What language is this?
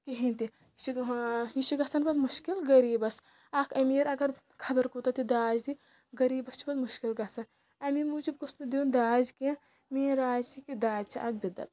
Kashmiri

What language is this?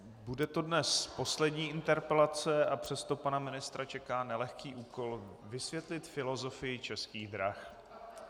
Czech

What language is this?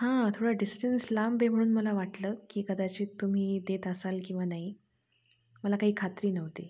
Marathi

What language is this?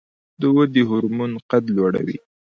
Pashto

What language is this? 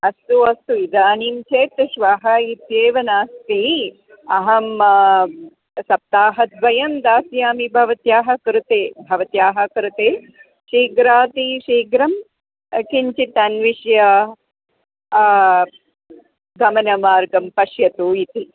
Sanskrit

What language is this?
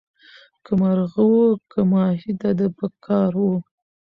Pashto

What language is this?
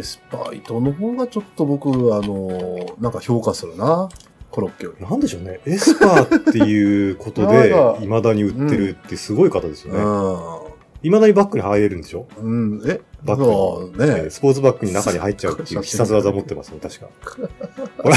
Japanese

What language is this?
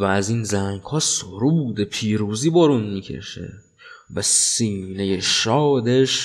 Persian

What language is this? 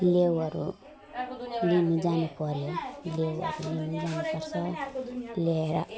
Nepali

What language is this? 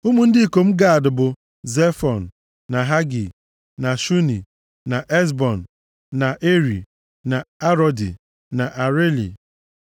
Igbo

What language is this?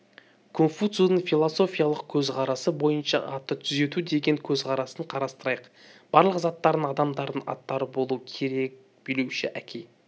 Kazakh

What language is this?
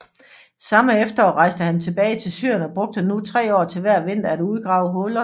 Danish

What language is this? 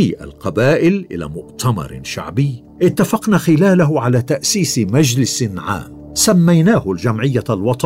Arabic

